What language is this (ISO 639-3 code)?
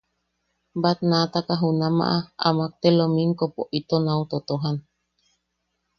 yaq